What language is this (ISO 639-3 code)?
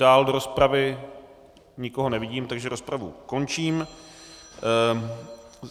ces